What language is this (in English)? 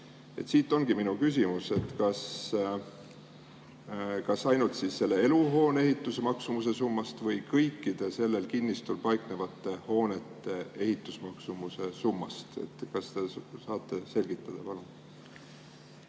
Estonian